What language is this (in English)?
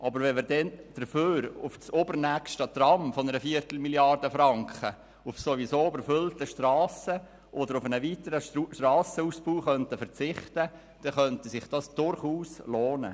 Swiss German